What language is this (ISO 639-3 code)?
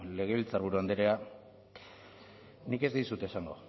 eus